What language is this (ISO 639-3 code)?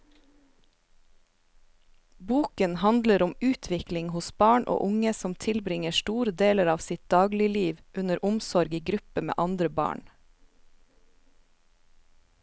nor